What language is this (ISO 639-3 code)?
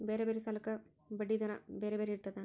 kan